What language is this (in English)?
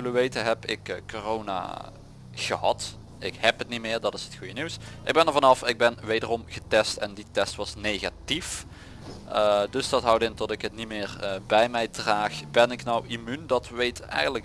Dutch